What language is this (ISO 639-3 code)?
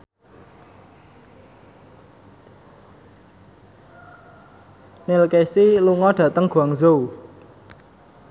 jav